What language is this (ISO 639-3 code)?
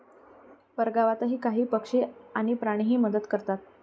mar